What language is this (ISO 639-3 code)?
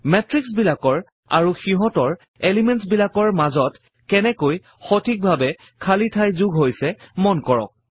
asm